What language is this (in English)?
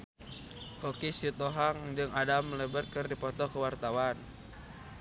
Sundanese